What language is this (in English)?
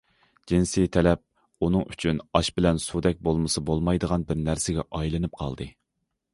Uyghur